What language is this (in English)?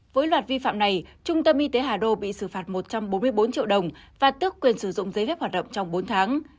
Vietnamese